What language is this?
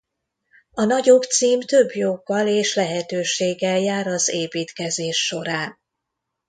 Hungarian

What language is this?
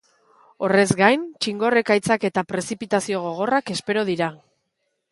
Basque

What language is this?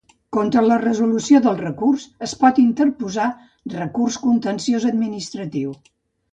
Catalan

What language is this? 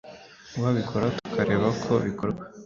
Kinyarwanda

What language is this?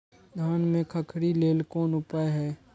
Maithili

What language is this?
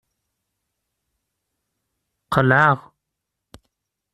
Kabyle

